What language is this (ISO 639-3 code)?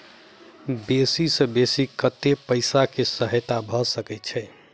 mai